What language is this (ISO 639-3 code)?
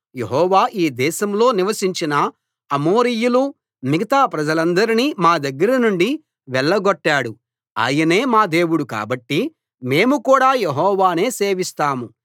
tel